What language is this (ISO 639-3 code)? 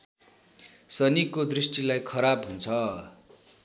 nep